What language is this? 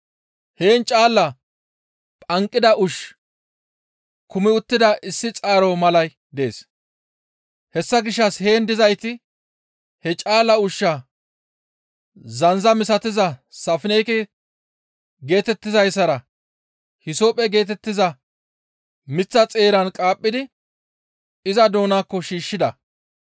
Gamo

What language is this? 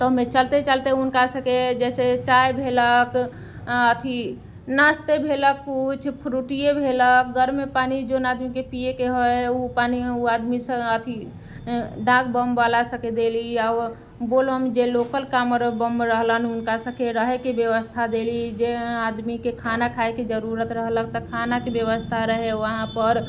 Maithili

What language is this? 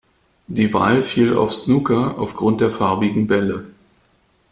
German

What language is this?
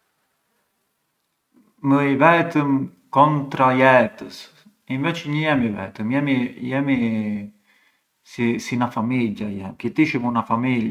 Arbëreshë Albanian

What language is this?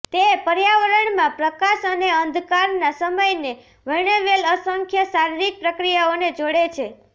Gujarati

